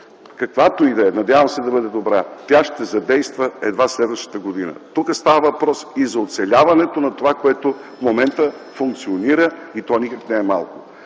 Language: Bulgarian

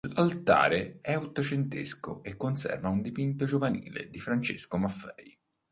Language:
Italian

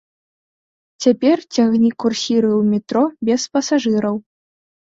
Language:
Belarusian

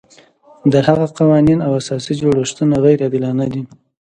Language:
Pashto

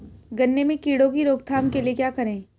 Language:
Hindi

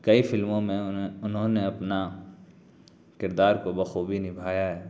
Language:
Urdu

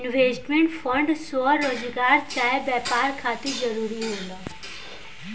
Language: Bhojpuri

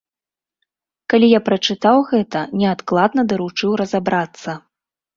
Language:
Belarusian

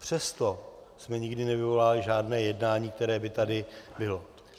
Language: Czech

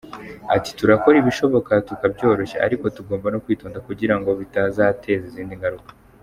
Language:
Kinyarwanda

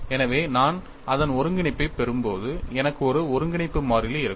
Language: Tamil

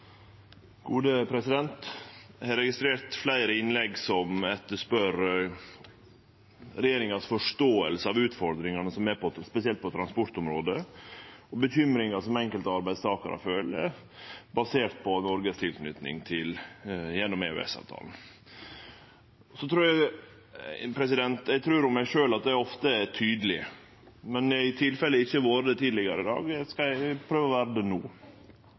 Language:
Norwegian Nynorsk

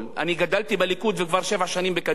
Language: Hebrew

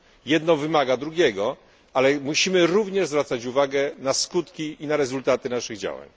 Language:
Polish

